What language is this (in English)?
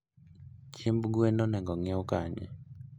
Luo (Kenya and Tanzania)